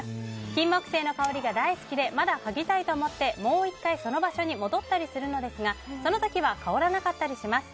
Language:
Japanese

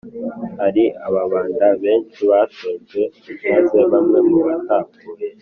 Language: Kinyarwanda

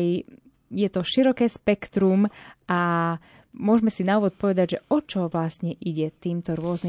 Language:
Slovak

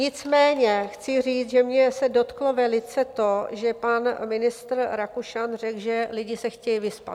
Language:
Czech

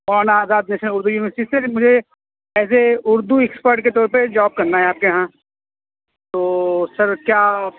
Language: Urdu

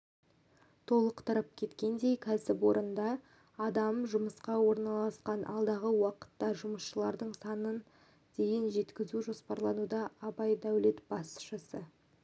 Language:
Kazakh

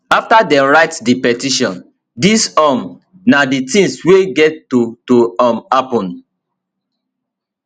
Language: Nigerian Pidgin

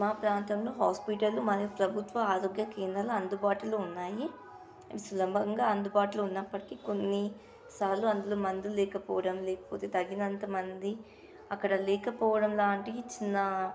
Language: Telugu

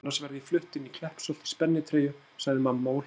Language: Icelandic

